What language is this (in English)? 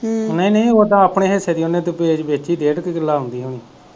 Punjabi